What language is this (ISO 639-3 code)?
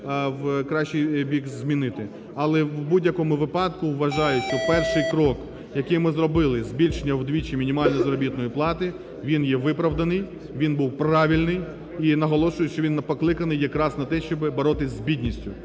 ukr